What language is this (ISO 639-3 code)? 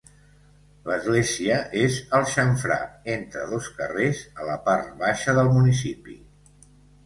cat